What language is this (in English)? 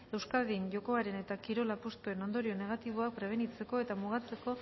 Basque